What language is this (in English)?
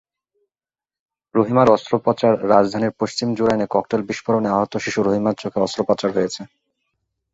Bangla